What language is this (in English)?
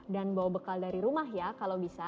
Indonesian